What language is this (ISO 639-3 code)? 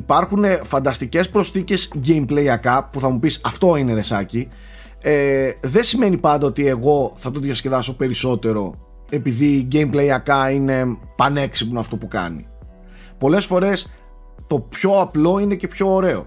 ell